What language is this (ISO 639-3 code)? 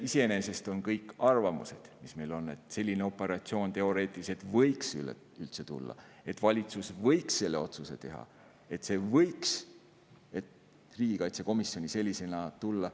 est